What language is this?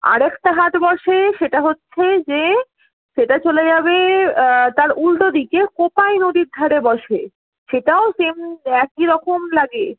Bangla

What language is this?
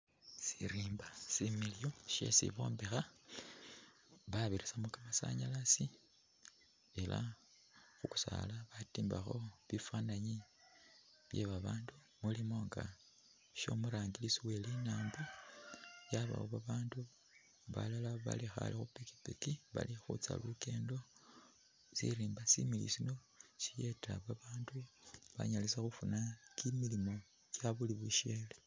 Masaaba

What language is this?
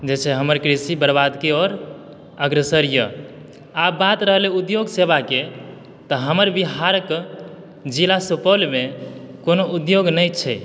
Maithili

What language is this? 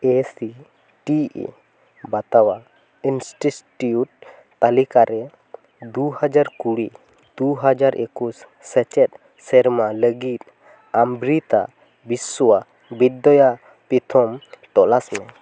Santali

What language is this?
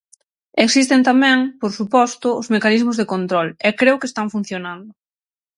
Galician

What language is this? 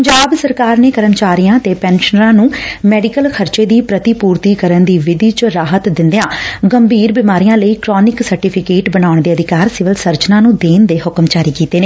Punjabi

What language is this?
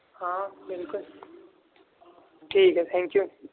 Urdu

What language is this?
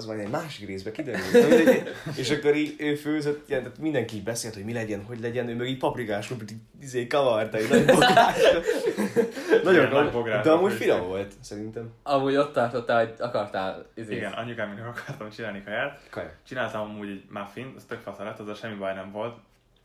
Hungarian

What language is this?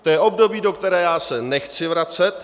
Czech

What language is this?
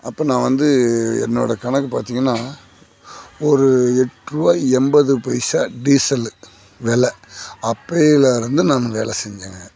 Tamil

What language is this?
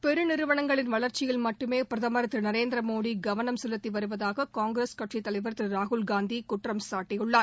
Tamil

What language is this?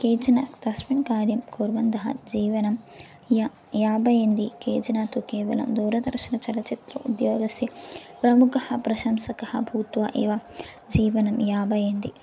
Sanskrit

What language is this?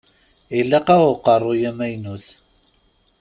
Kabyle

